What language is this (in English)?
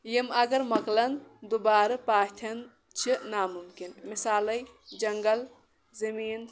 Kashmiri